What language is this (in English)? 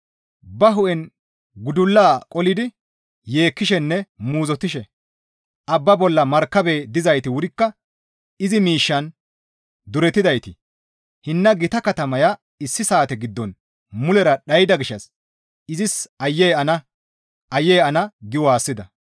Gamo